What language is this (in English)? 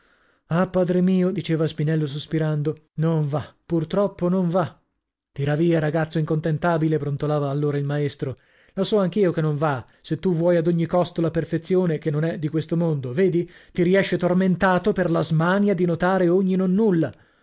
Italian